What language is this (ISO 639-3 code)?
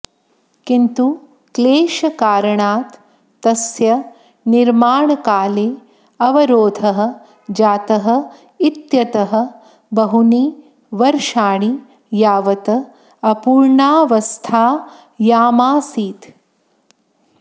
san